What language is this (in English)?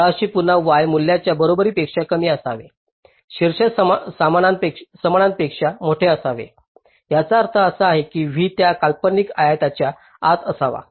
Marathi